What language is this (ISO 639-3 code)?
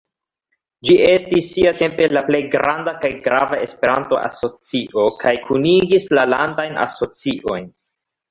epo